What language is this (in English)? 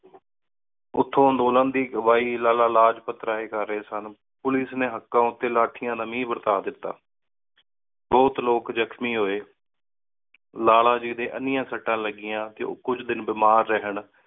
Punjabi